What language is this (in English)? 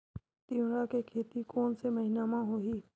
Chhattisgarhi